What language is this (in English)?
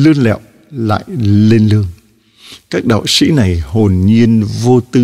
Vietnamese